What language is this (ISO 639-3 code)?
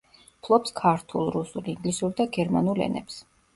kat